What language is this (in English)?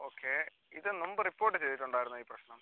Malayalam